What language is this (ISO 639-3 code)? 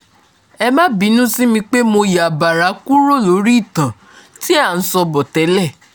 yor